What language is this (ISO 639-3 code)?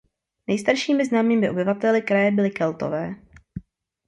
ces